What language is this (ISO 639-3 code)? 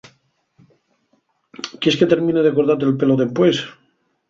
ast